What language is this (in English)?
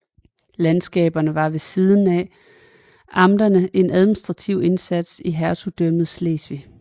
Danish